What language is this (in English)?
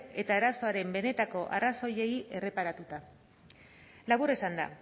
Basque